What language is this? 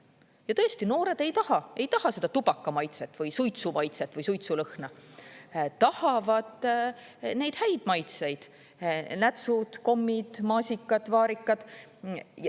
Estonian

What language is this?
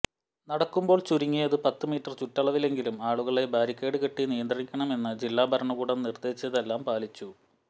Malayalam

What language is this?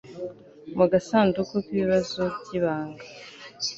Kinyarwanda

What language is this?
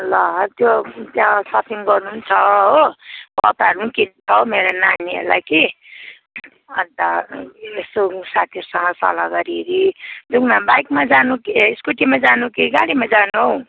Nepali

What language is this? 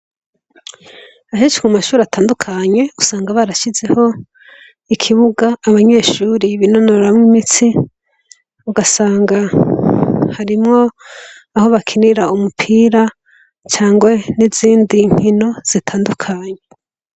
Rundi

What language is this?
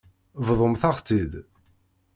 Kabyle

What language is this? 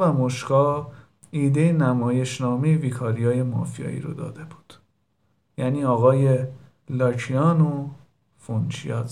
Persian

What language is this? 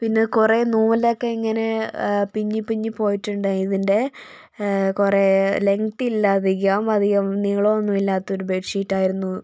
Malayalam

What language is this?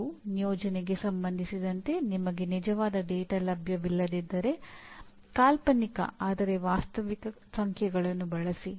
Kannada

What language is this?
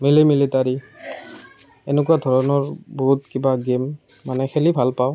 Assamese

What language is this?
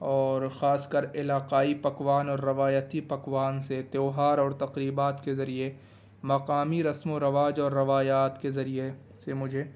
Urdu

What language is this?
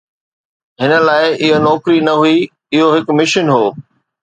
Sindhi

